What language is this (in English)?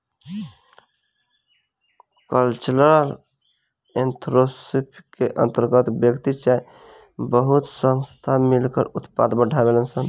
Bhojpuri